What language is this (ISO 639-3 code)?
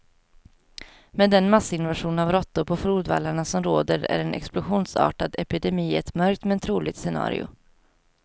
swe